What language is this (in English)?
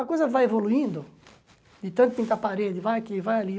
Portuguese